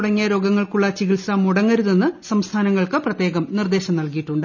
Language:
Malayalam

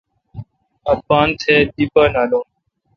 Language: Kalkoti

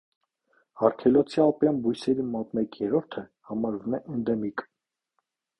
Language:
Armenian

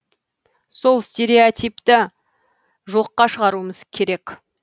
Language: Kazakh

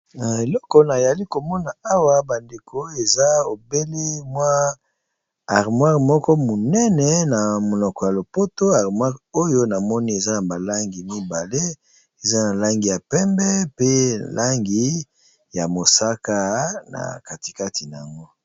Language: Lingala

